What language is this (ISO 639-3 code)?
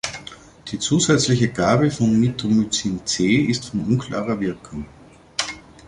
deu